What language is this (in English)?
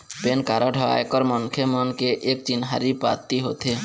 Chhattisgarhi